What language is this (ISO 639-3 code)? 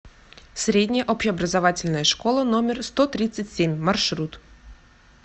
rus